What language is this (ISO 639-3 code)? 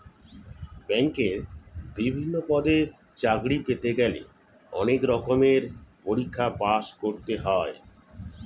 ben